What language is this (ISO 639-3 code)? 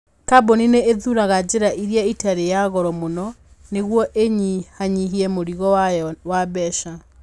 kik